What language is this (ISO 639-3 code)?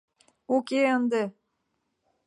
chm